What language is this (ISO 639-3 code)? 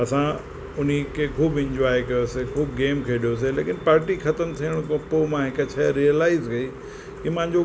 snd